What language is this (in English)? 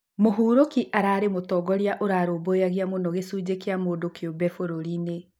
Kikuyu